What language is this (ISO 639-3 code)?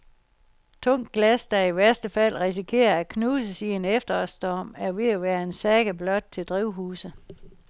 dan